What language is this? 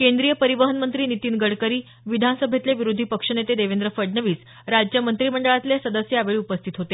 Marathi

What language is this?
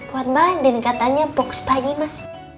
Indonesian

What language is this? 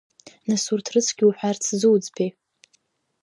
Abkhazian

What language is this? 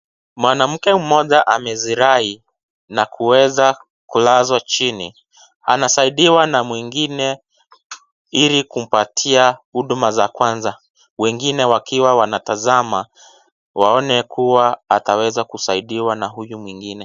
Swahili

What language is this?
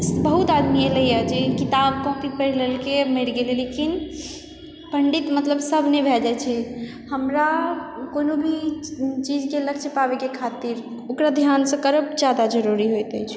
Maithili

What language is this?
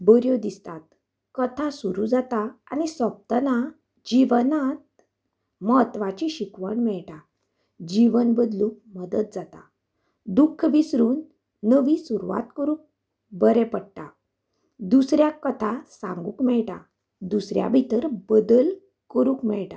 Konkani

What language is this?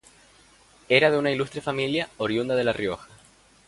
Spanish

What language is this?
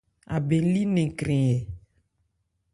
Ebrié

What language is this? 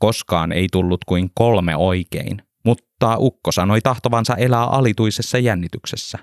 Finnish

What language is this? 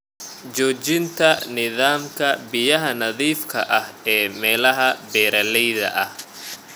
Somali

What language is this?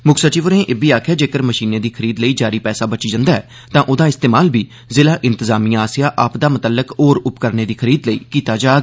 Dogri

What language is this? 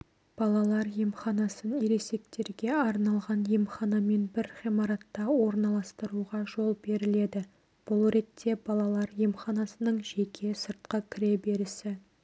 Kazakh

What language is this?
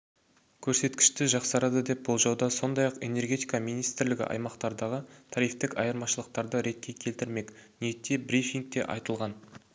Kazakh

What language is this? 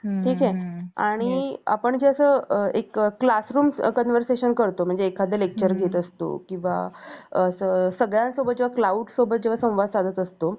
Marathi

